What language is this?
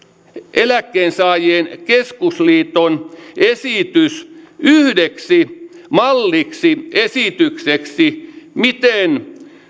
Finnish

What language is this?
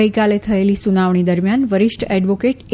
Gujarati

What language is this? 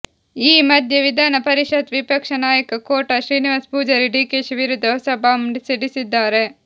Kannada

